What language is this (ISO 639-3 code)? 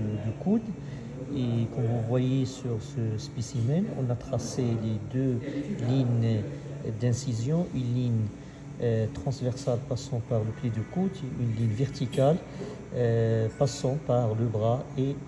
fra